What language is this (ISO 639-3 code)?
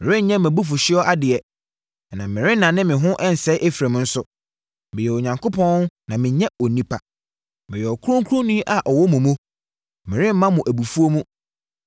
aka